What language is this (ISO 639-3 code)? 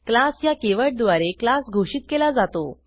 mar